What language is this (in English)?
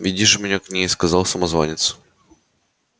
Russian